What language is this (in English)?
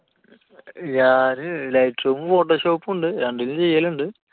Malayalam